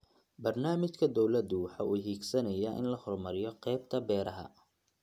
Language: Somali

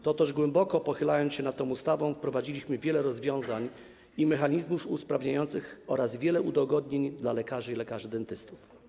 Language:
Polish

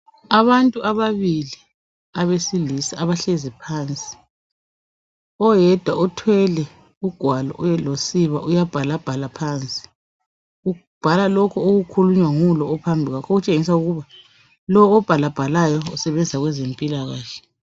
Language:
North Ndebele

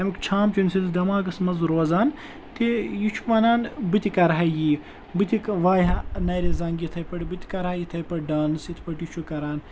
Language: Kashmiri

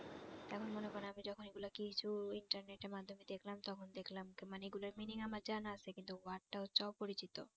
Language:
Bangla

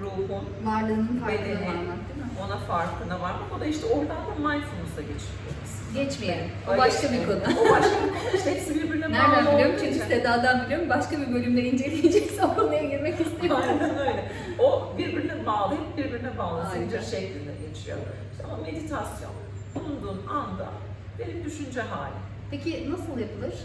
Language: Turkish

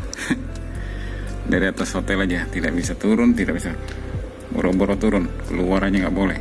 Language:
Indonesian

